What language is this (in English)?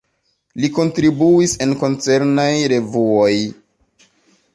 Esperanto